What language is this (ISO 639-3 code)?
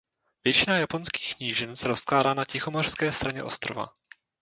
ces